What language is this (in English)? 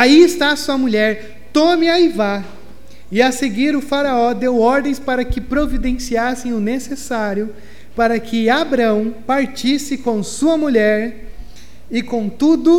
Portuguese